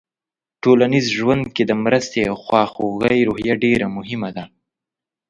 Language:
Pashto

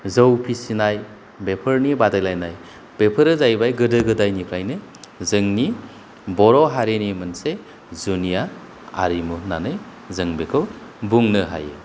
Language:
Bodo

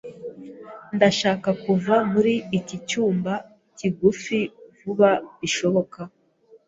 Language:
Kinyarwanda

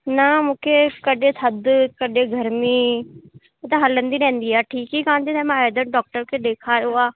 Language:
Sindhi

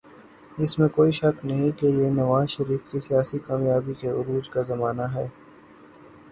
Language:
Urdu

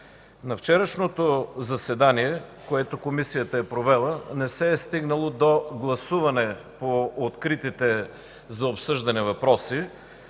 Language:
Bulgarian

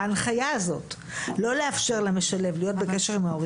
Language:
Hebrew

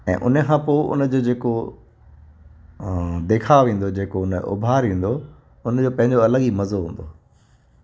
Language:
Sindhi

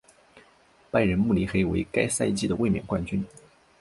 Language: Chinese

